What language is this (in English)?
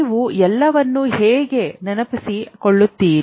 Kannada